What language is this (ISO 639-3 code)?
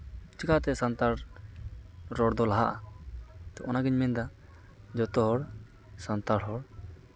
sat